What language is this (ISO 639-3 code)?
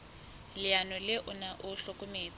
sot